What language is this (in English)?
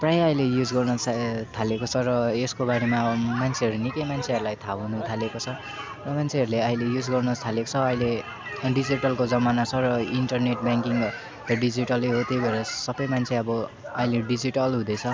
Nepali